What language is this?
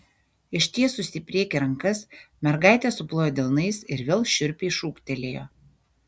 Lithuanian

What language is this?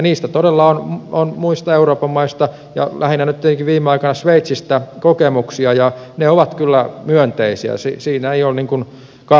Finnish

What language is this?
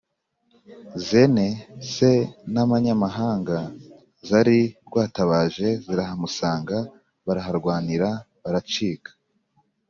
Kinyarwanda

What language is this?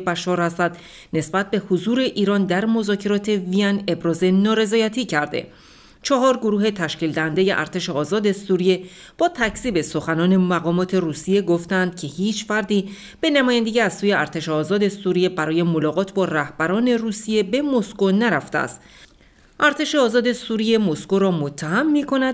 Persian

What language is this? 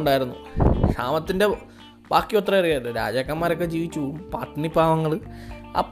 Malayalam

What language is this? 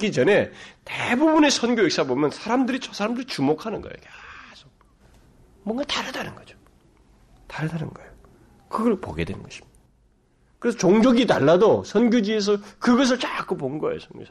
Korean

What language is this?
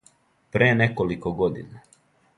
Serbian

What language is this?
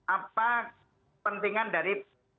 Indonesian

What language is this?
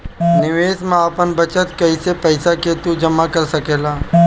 Bhojpuri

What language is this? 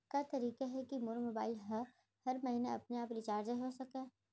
Chhattisgarhi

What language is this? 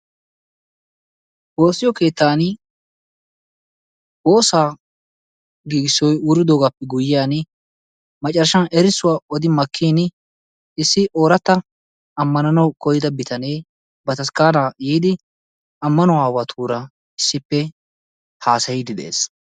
Wolaytta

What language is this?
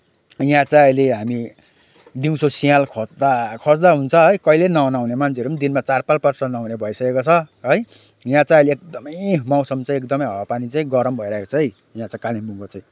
Nepali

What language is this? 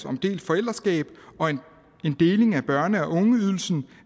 Danish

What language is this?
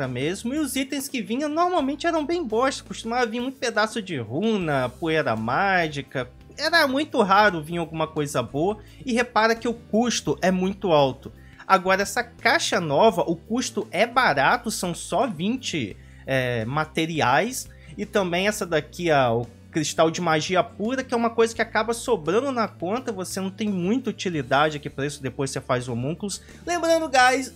Portuguese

